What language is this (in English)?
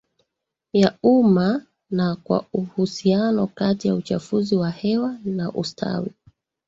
Swahili